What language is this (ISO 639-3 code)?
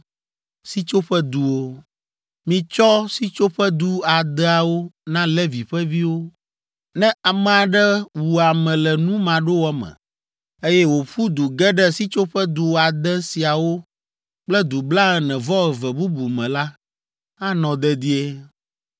ewe